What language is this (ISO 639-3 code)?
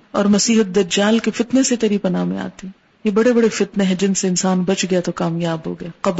urd